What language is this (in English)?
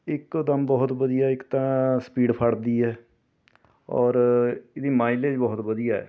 Punjabi